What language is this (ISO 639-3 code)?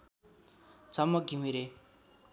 nep